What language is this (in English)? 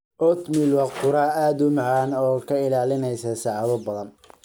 Somali